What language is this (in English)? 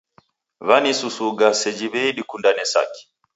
Taita